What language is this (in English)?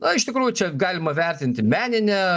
Lithuanian